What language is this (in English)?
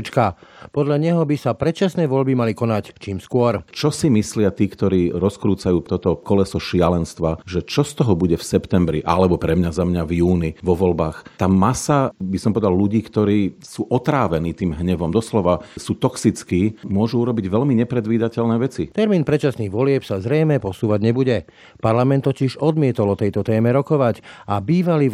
Slovak